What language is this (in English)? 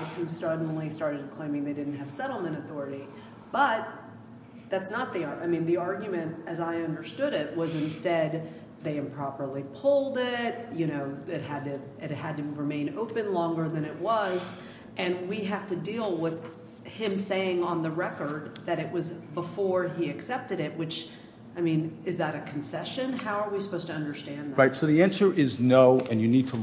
English